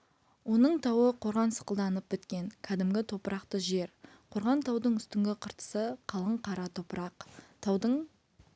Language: Kazakh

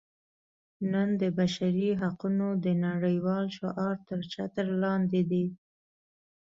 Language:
Pashto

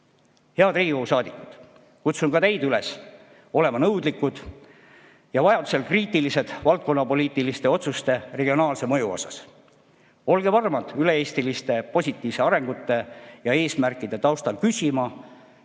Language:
Estonian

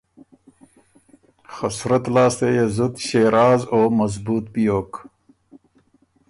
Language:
Ormuri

